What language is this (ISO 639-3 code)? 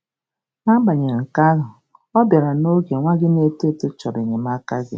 ibo